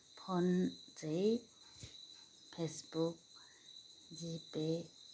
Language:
Nepali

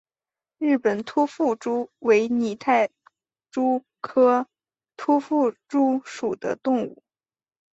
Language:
Chinese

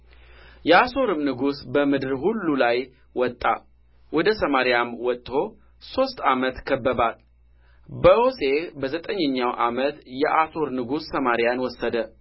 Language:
Amharic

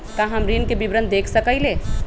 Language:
Magahi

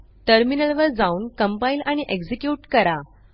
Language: Marathi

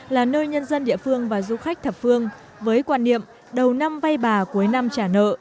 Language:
Vietnamese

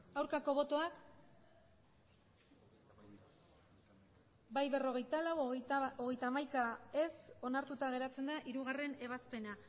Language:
Basque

